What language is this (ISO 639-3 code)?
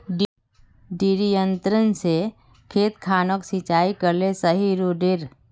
mag